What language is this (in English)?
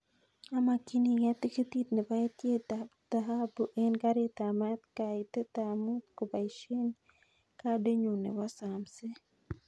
Kalenjin